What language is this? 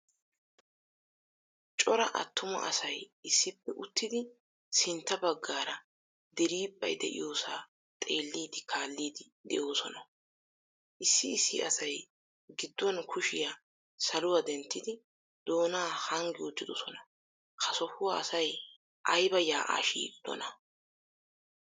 Wolaytta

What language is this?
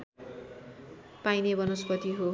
Nepali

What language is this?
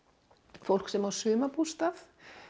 Icelandic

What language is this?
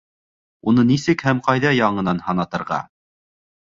Bashkir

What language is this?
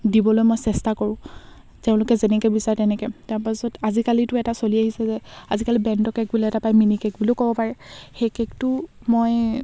Assamese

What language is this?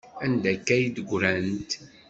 Kabyle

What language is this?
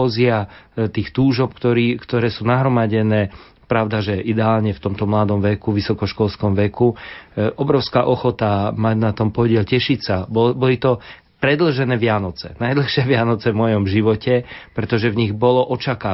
Slovak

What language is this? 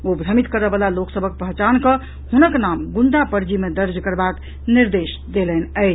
Maithili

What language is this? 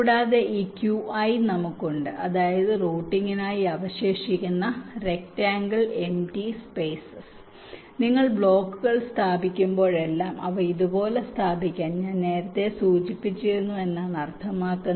Malayalam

